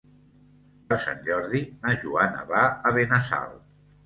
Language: Catalan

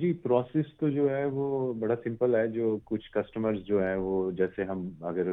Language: Urdu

